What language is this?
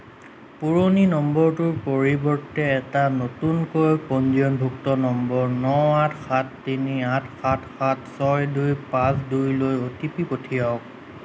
Assamese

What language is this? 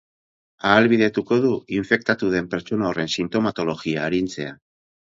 Basque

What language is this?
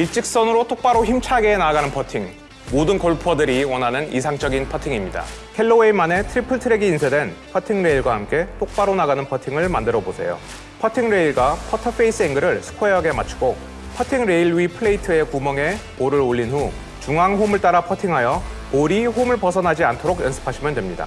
Korean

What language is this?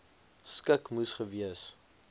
Afrikaans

